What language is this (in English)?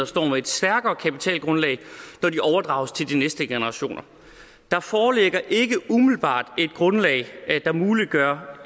Danish